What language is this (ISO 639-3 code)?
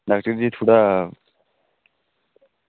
doi